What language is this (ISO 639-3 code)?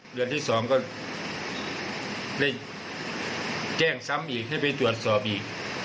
tha